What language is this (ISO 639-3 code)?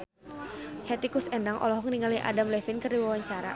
sun